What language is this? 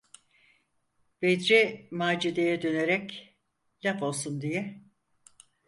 Turkish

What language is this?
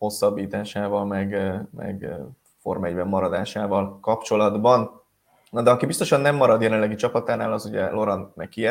Hungarian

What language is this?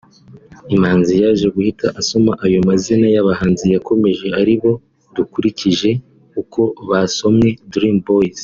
Kinyarwanda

